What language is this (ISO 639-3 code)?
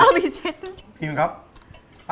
tha